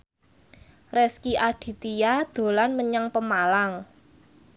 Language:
Javanese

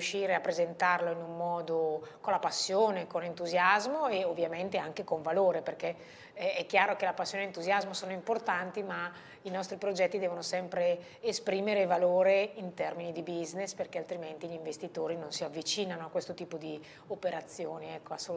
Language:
Italian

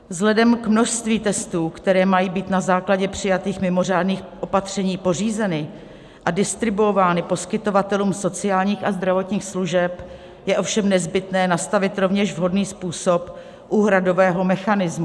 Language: Czech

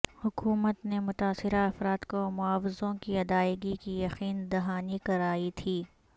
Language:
Urdu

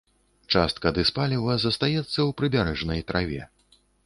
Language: Belarusian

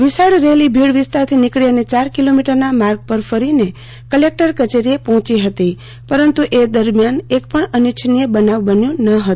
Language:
Gujarati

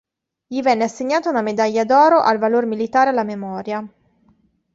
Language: Italian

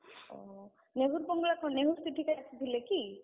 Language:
Odia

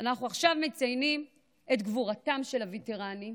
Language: Hebrew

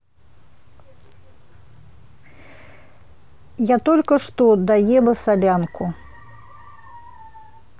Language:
Russian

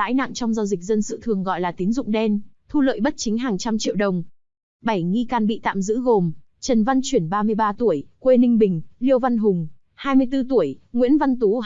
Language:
Vietnamese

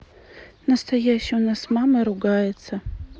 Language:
Russian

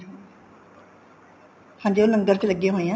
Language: Punjabi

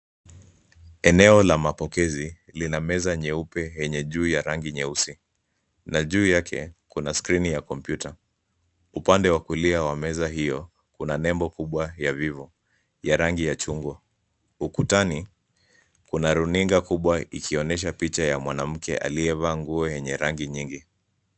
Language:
Swahili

